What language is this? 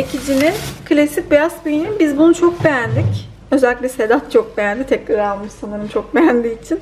Turkish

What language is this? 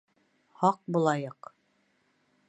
Bashkir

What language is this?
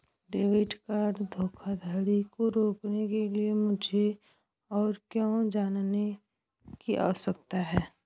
Hindi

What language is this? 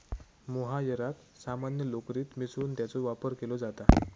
Marathi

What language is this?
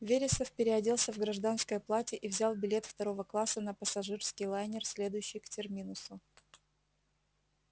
Russian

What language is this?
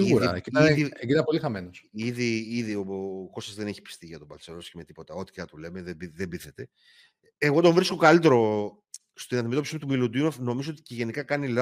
Greek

